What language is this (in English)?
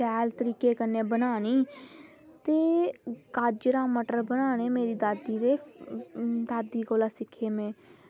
Dogri